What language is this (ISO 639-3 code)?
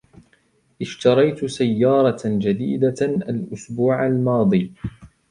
ara